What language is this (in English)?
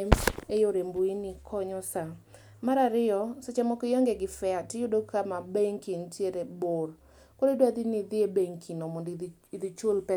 Luo (Kenya and Tanzania)